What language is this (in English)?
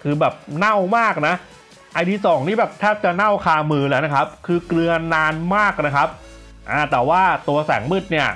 Thai